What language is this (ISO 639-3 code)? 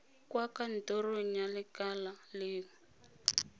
tsn